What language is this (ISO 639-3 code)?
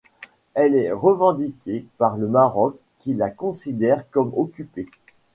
fra